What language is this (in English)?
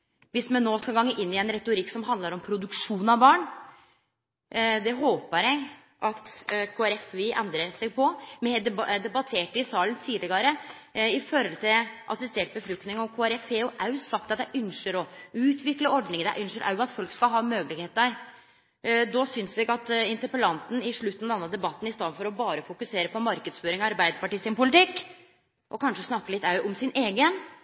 Norwegian Nynorsk